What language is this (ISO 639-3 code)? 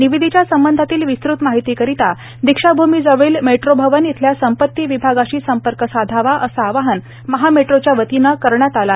mar